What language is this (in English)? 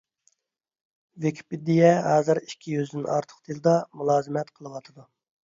Uyghur